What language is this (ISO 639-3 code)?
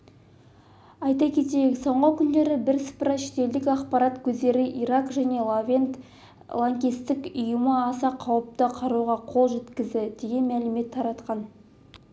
kaz